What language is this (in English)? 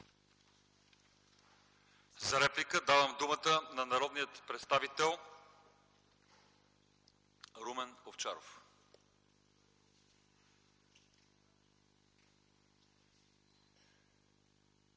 Bulgarian